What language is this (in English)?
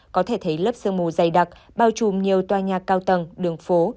Vietnamese